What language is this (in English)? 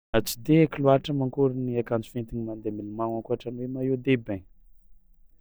Tsimihety Malagasy